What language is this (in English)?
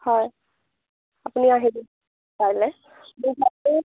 Assamese